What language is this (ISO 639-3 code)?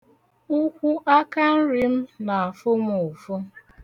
ibo